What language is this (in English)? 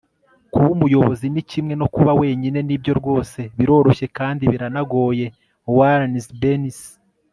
Kinyarwanda